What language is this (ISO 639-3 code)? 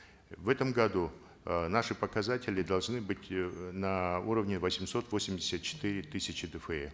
kaz